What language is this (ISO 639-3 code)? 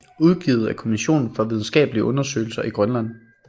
dan